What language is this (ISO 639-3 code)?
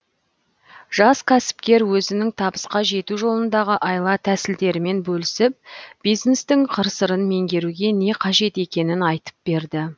kaz